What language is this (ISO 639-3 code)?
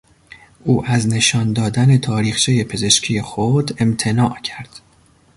fas